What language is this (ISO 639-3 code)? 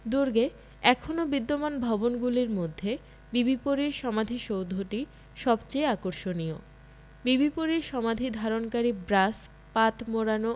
ben